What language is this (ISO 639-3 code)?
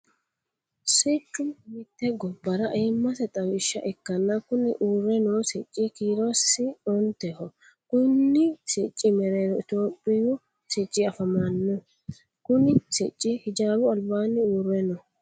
sid